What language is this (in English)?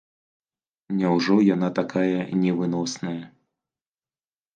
Belarusian